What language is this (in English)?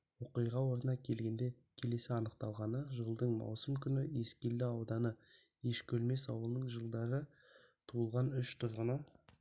Kazakh